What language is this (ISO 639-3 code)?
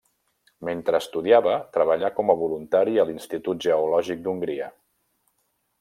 cat